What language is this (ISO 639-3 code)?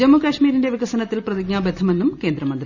mal